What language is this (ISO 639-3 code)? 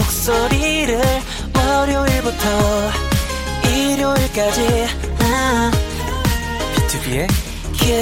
kor